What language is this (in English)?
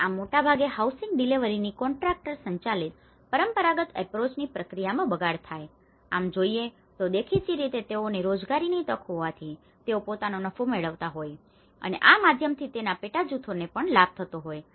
Gujarati